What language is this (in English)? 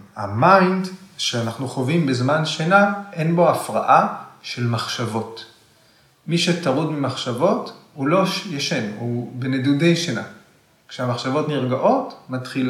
Hebrew